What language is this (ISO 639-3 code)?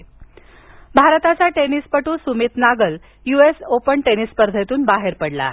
mar